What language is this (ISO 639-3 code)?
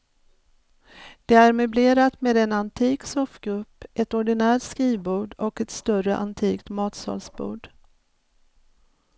swe